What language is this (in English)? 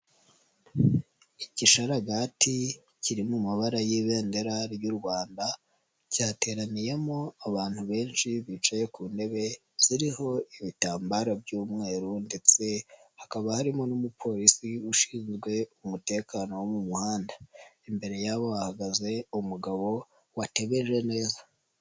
Kinyarwanda